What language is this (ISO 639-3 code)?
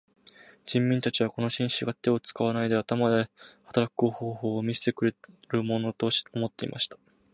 jpn